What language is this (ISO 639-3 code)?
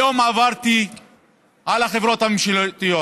heb